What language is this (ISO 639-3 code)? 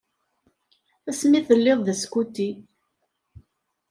kab